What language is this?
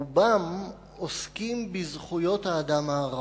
Hebrew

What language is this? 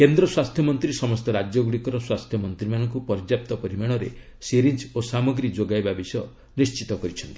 Odia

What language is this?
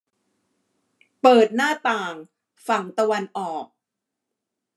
Thai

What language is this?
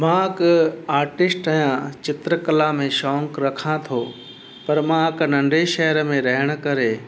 Sindhi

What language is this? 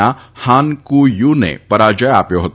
Gujarati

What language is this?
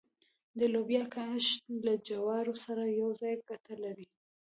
Pashto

